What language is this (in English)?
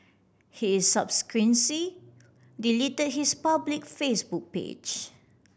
English